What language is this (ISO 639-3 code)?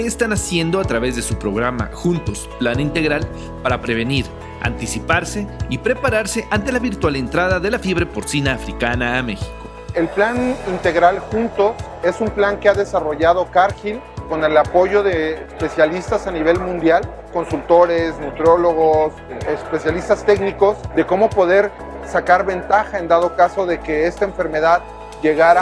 spa